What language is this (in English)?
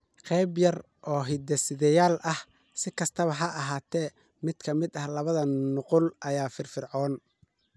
Somali